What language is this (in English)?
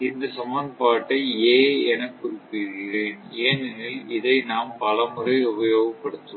Tamil